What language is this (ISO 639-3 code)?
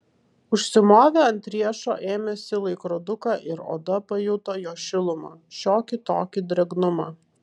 lit